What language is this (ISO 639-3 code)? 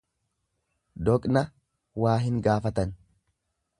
orm